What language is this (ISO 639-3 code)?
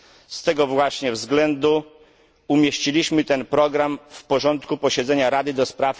pol